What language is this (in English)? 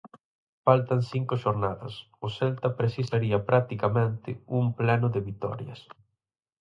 Galician